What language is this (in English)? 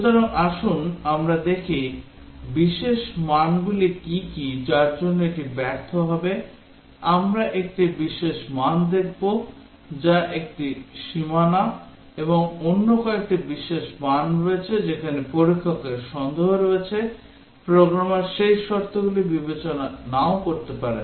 Bangla